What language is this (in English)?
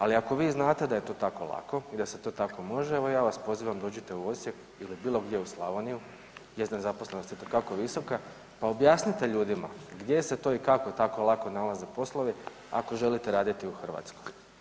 Croatian